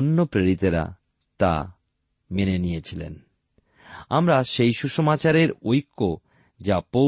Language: Bangla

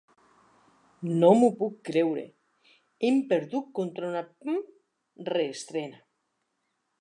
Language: Catalan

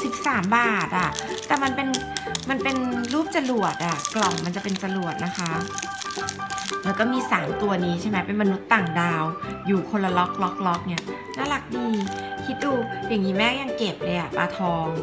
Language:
Thai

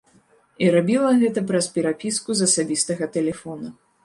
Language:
Belarusian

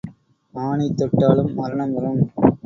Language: Tamil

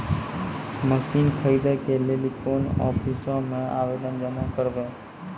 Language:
Maithili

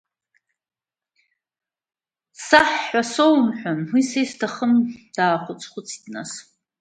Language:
Abkhazian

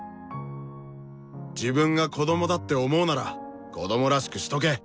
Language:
Japanese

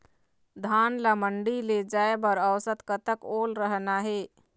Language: Chhattisgarhi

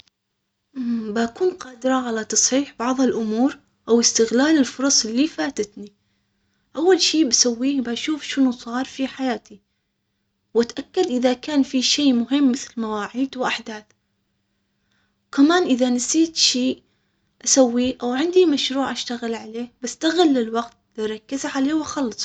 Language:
Omani Arabic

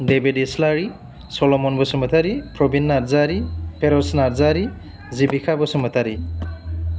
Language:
Bodo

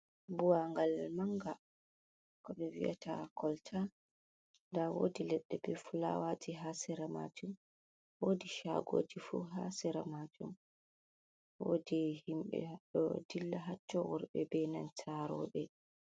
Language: Fula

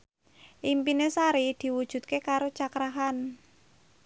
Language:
Javanese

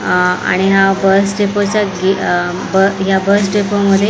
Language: Marathi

